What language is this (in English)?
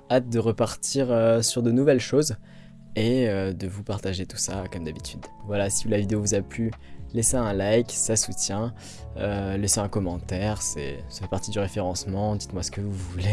French